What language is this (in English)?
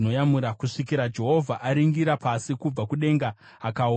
Shona